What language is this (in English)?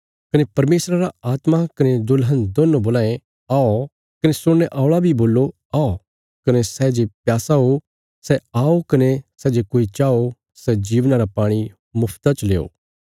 Bilaspuri